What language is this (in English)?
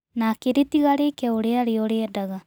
Kikuyu